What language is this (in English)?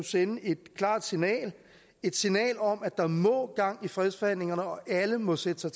Danish